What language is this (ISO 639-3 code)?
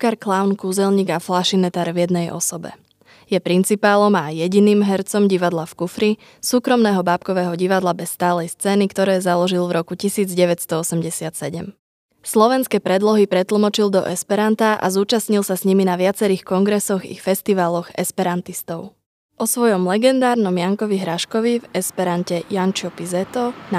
slk